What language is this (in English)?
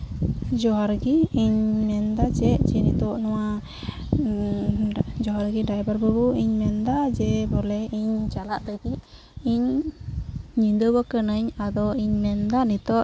Santali